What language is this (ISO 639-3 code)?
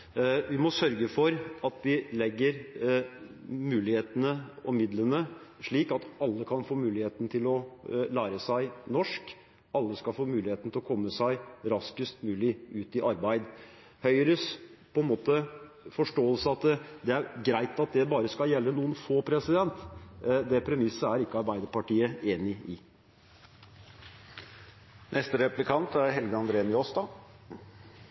nor